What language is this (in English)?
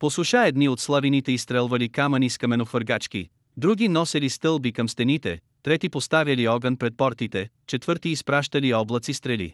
Bulgarian